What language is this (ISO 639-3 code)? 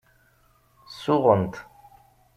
kab